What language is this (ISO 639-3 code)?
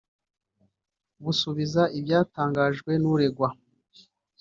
kin